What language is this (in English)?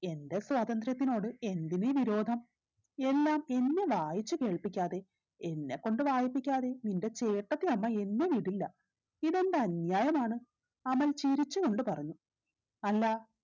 Malayalam